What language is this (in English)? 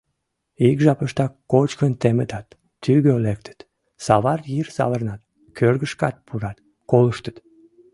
Mari